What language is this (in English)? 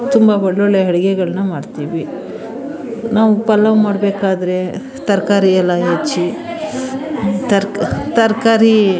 Kannada